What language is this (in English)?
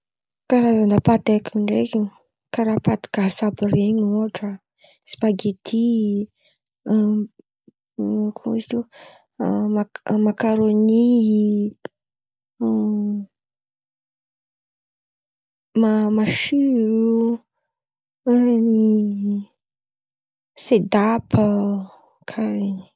Antankarana Malagasy